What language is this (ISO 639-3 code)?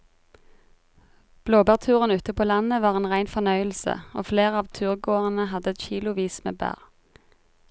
nor